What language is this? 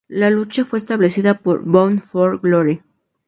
Spanish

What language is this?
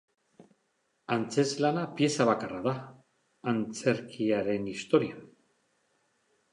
Basque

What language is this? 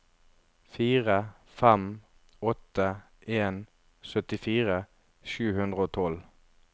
Norwegian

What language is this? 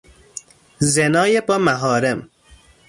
Persian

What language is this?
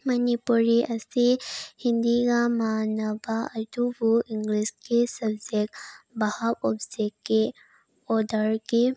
Manipuri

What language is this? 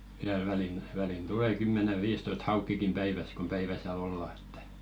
Finnish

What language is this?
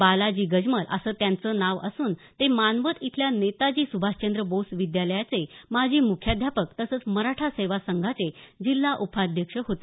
Marathi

